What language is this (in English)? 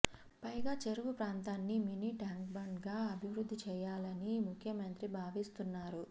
Telugu